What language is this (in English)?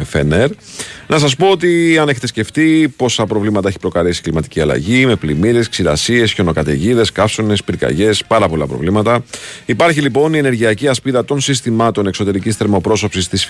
Greek